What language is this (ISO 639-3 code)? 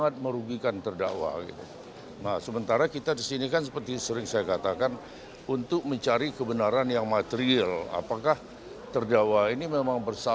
ind